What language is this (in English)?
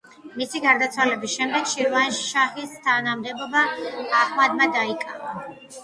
Georgian